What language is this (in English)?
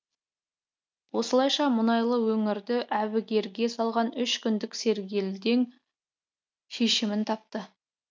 Kazakh